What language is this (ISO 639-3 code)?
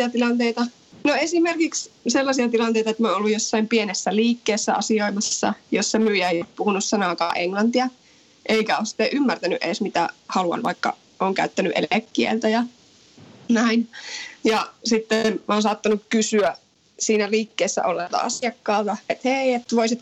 fin